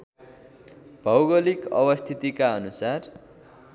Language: Nepali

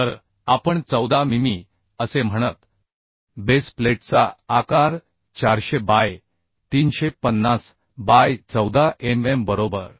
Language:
Marathi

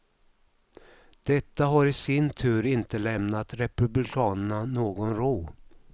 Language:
Swedish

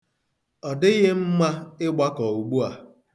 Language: Igbo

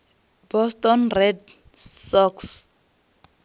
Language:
Venda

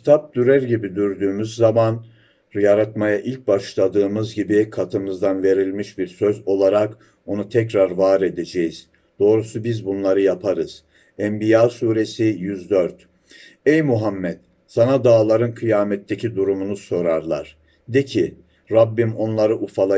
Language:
Turkish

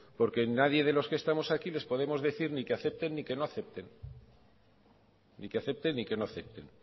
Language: Spanish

